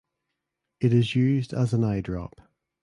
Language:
English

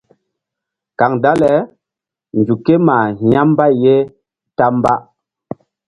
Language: Mbum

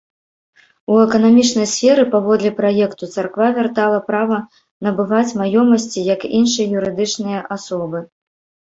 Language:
Belarusian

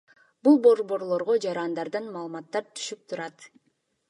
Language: Kyrgyz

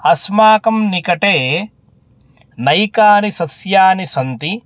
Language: Sanskrit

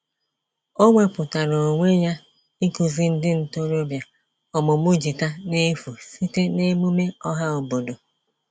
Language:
Igbo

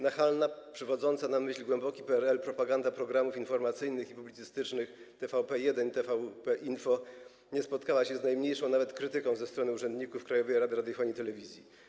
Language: Polish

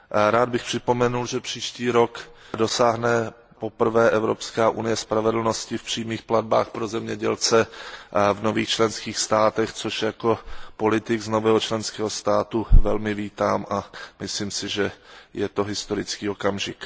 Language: Czech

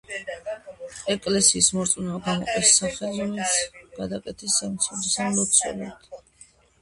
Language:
Georgian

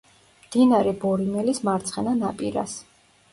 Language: Georgian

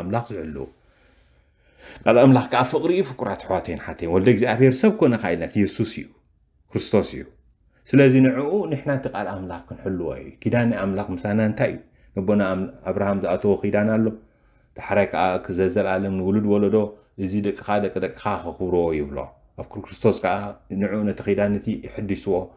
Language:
Arabic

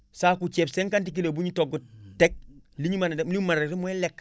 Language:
Wolof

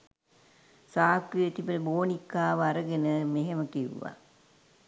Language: Sinhala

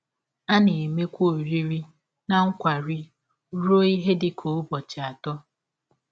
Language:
Igbo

